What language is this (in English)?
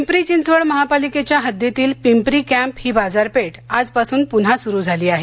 Marathi